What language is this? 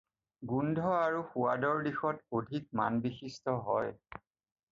Assamese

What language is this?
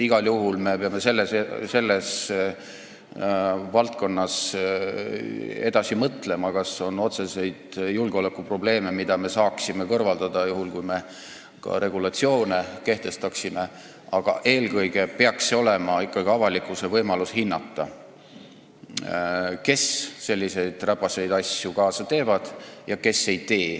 Estonian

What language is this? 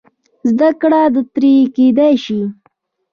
Pashto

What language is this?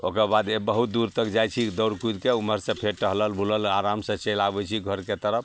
Maithili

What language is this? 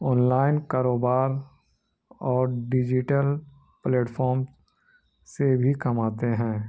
Urdu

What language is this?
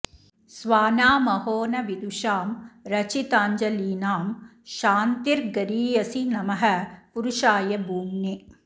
Sanskrit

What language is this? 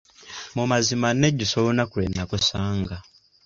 Ganda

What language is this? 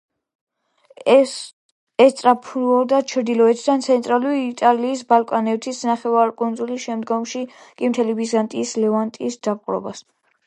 Georgian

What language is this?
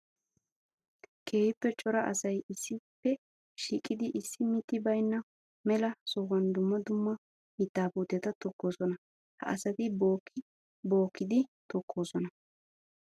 Wolaytta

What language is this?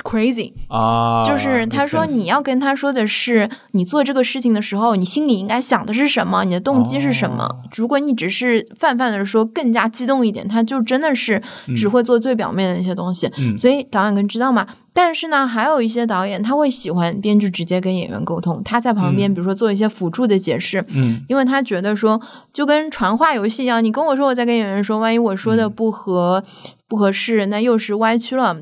Chinese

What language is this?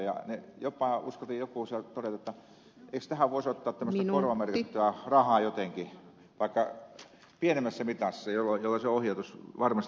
Finnish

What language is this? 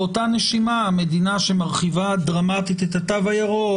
Hebrew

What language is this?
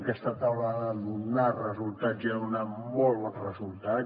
Catalan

